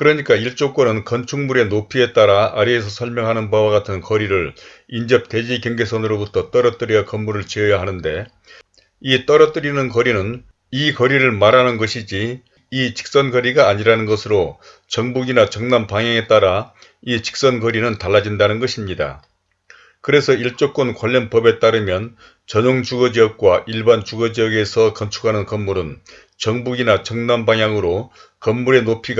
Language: Korean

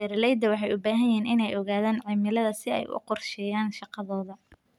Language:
Somali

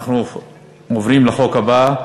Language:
Hebrew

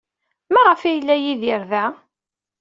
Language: Kabyle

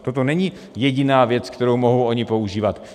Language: Czech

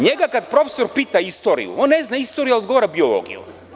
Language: Serbian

